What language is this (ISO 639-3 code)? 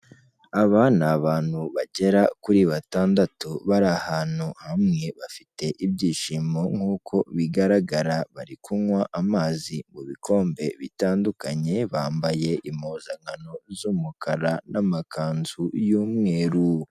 kin